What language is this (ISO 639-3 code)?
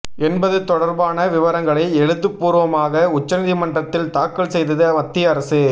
tam